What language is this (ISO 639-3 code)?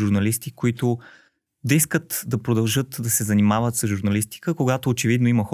bul